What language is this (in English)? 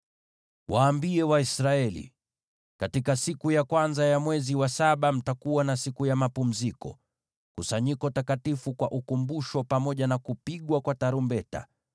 Swahili